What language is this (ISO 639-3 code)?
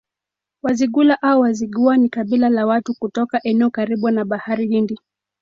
swa